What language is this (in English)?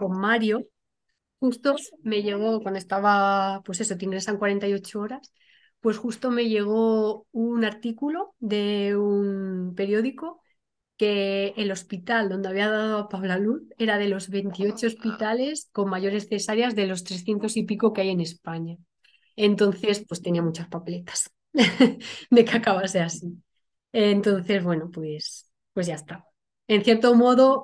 Spanish